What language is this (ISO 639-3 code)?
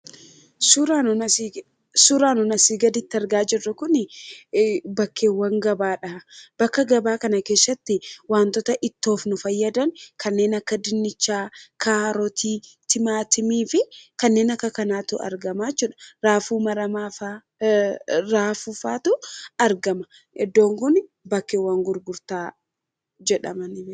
orm